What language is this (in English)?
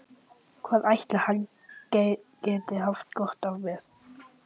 Icelandic